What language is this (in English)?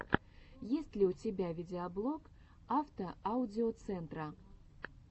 Russian